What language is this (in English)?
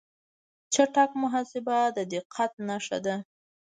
Pashto